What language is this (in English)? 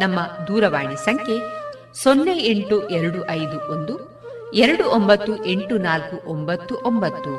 Kannada